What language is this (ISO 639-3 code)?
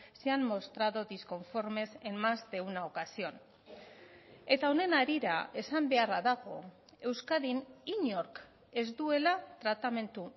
eus